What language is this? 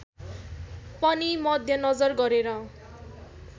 Nepali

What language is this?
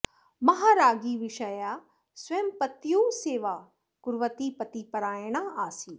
Sanskrit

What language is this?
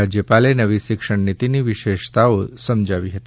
Gujarati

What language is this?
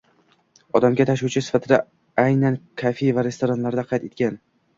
Uzbek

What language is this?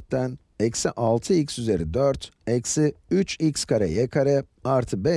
Turkish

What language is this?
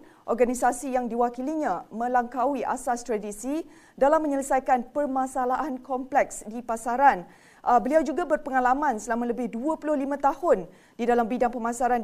Malay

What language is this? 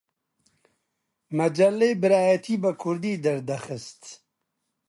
Central Kurdish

